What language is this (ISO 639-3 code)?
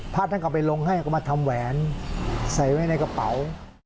tha